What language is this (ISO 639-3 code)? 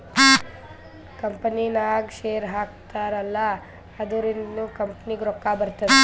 kan